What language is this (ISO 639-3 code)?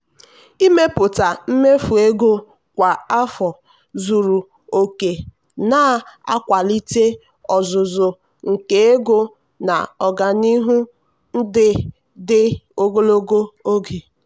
ibo